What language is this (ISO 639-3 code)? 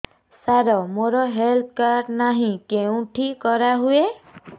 ori